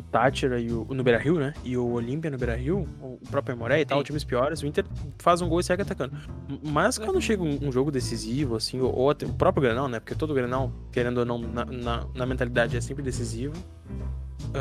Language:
Portuguese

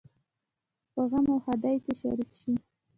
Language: Pashto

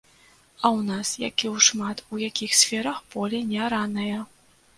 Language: Belarusian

